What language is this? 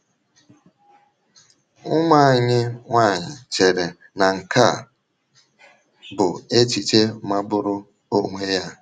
Igbo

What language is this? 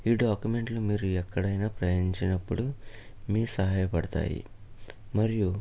Telugu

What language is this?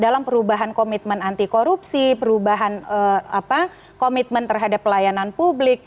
Indonesian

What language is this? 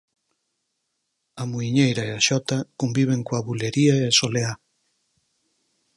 Galician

